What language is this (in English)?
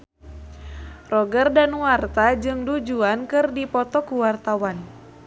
Sundanese